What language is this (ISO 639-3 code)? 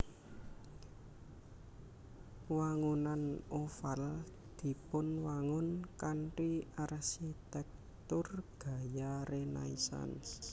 jav